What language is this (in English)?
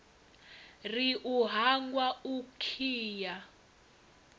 Venda